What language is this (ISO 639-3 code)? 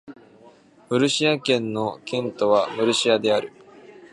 jpn